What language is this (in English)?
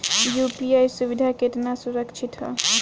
Bhojpuri